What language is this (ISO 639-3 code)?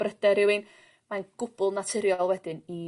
cym